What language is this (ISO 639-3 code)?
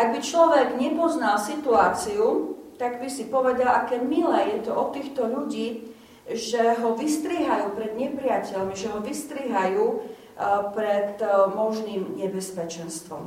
slk